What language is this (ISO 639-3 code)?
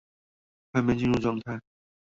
zho